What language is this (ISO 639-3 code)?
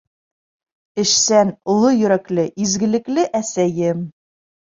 bak